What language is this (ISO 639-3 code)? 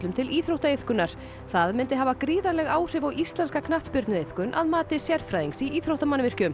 isl